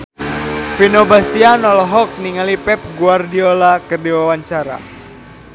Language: Sundanese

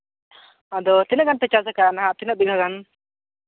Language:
Santali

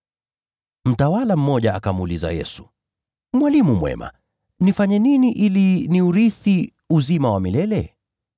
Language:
Swahili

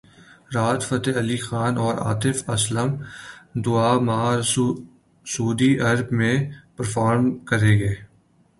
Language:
Urdu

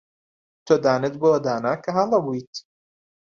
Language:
Central Kurdish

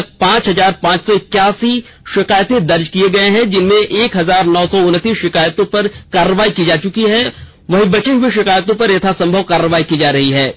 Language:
Hindi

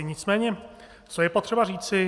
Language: Czech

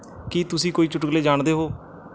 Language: Punjabi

